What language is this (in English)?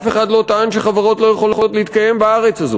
Hebrew